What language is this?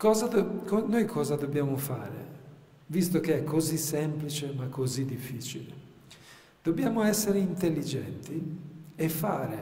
Italian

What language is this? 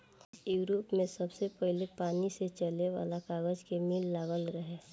Bhojpuri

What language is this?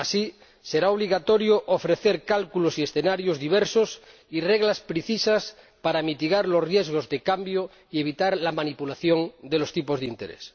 Spanish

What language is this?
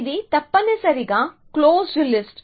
Telugu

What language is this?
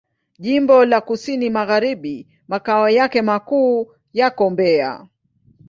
Swahili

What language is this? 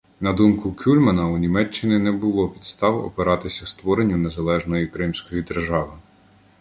Ukrainian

